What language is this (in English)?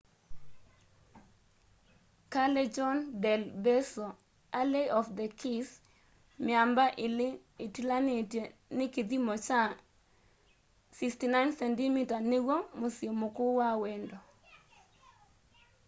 Kamba